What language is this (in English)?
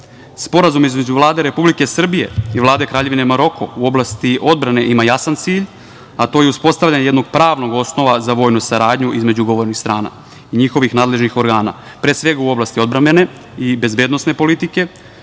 Serbian